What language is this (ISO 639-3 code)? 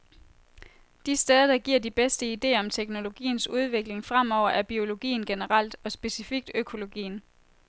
dan